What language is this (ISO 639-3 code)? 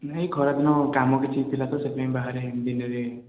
ori